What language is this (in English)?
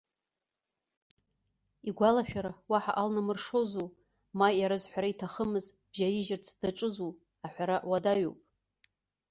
Abkhazian